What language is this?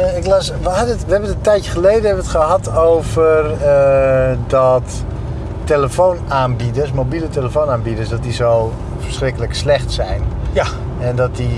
Dutch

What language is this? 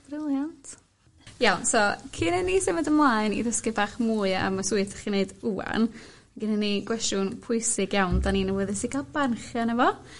Welsh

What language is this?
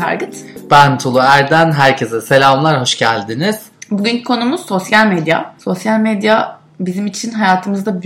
Turkish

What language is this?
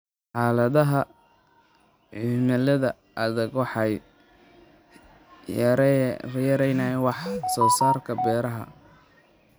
Somali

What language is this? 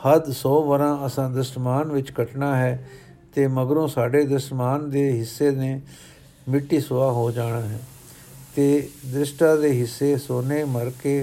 Punjabi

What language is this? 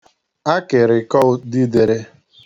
Igbo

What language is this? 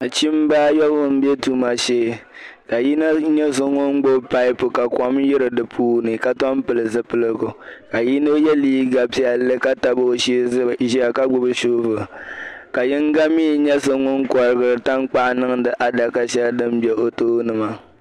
Dagbani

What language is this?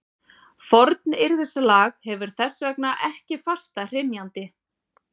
Icelandic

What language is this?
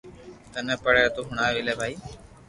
Loarki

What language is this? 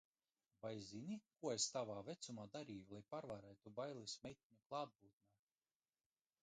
Latvian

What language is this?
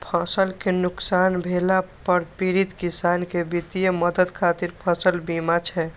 Maithili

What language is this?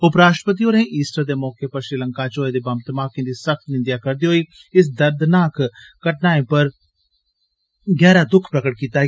Dogri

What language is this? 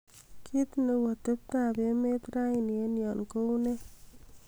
Kalenjin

